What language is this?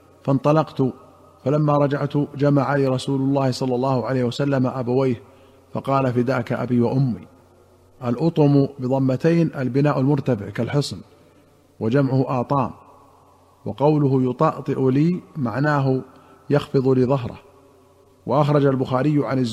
Arabic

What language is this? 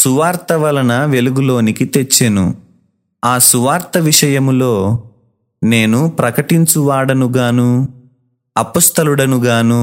Telugu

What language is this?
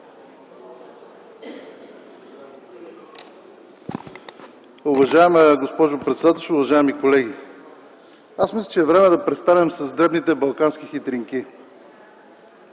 Bulgarian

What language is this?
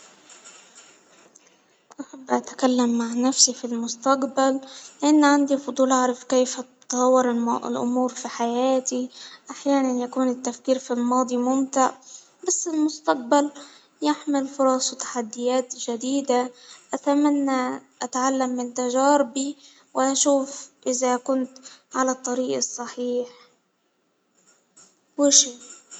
Hijazi Arabic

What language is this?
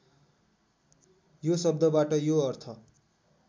Nepali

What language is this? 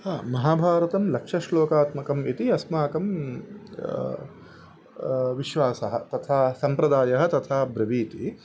Sanskrit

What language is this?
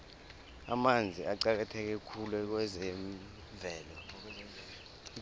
South Ndebele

